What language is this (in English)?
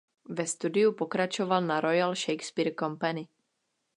Czech